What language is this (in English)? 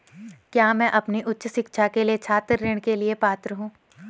Hindi